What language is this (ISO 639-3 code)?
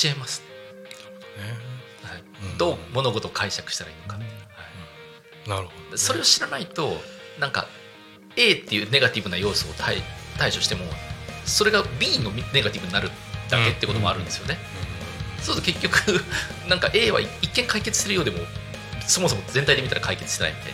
jpn